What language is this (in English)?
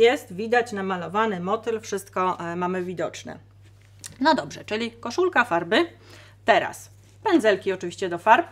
Polish